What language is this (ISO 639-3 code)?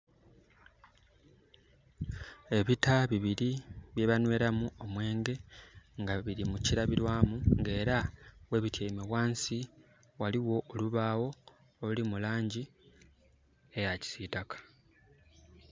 xog